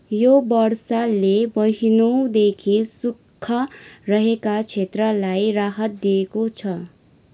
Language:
Nepali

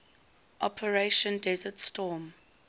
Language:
English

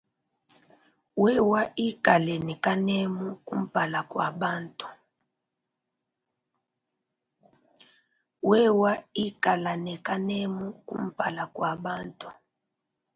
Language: Luba-Lulua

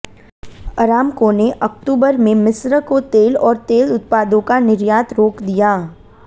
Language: Hindi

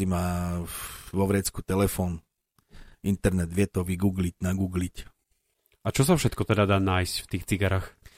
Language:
Slovak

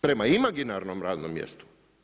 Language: Croatian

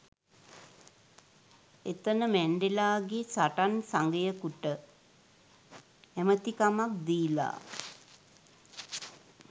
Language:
Sinhala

